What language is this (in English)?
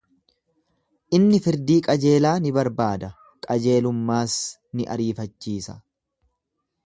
Oromo